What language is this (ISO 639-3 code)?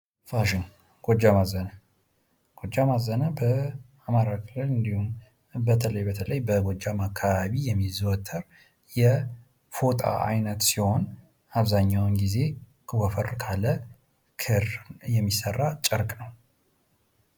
amh